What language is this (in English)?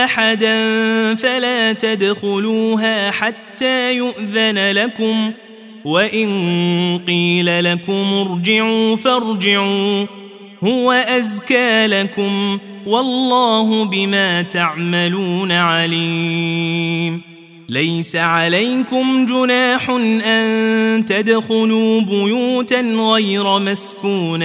Arabic